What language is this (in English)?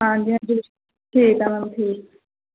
Punjabi